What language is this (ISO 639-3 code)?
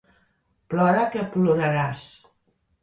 cat